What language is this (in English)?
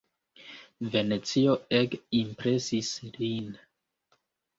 Esperanto